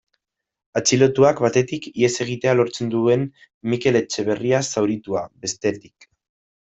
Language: Basque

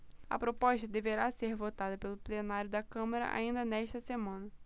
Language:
Portuguese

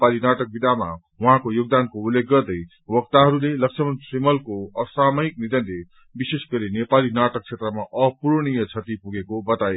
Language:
Nepali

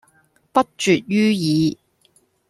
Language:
Cantonese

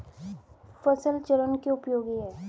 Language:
Hindi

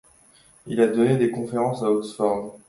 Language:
French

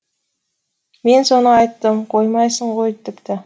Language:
Kazakh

